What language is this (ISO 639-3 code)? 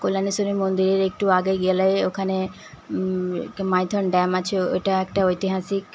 ben